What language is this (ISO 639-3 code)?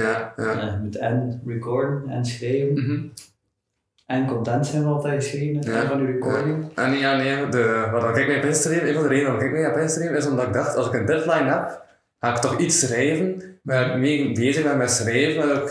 nld